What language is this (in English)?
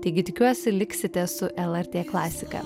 Lithuanian